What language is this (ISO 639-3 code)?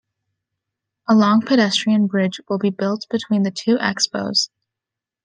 eng